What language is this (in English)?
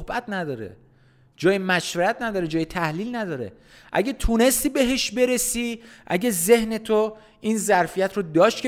Persian